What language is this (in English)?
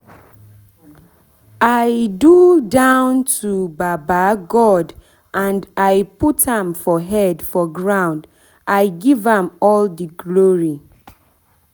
Nigerian Pidgin